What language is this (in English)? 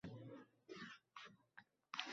Uzbek